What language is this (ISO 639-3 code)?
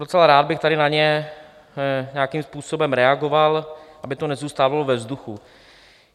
ces